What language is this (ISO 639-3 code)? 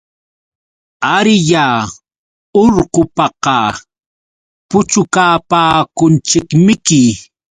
qux